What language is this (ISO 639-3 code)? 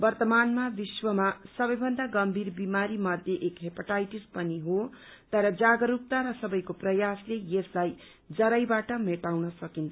nep